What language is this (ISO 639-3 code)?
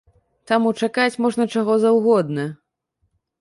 bel